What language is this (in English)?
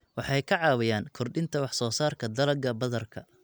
Somali